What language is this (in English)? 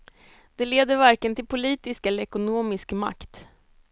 Swedish